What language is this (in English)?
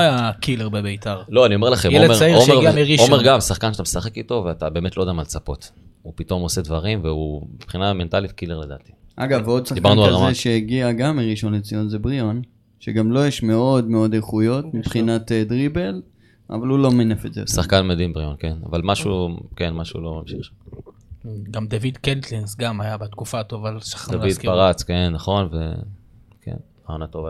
Hebrew